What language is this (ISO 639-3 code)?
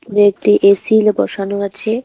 ben